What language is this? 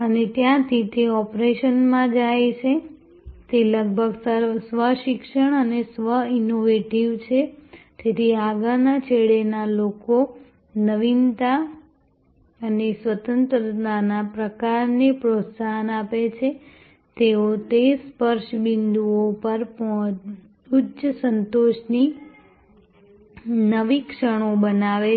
Gujarati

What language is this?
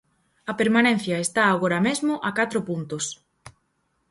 Galician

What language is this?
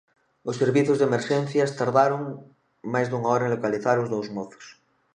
Galician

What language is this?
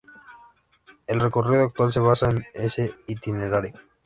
Spanish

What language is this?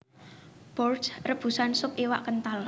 Javanese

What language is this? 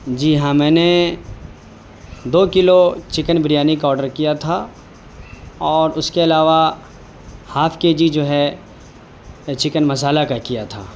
Urdu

